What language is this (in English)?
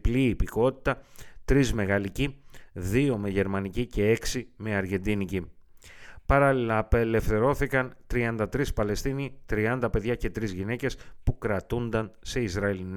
Greek